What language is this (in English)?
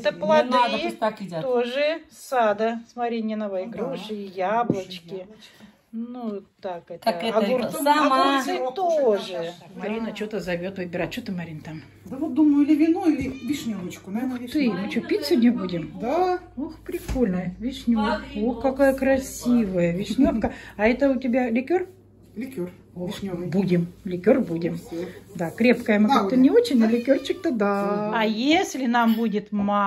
Russian